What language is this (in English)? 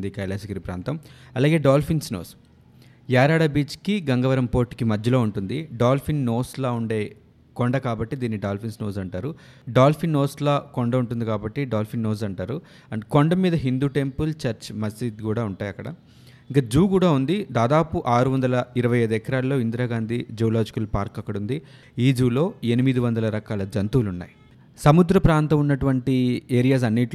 Telugu